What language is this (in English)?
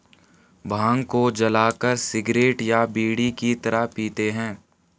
Hindi